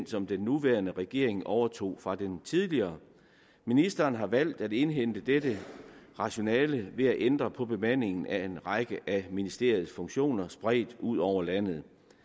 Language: Danish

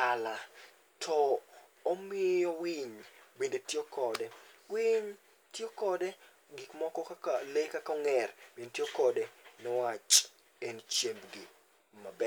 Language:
Luo (Kenya and Tanzania)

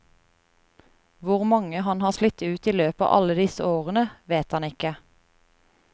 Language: Norwegian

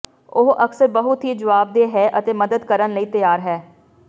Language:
Punjabi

